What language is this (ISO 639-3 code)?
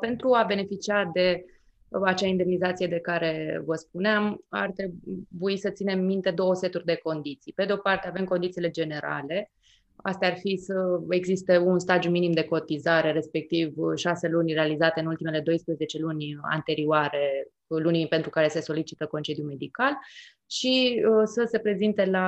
ron